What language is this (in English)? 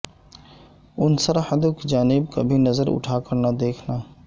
Urdu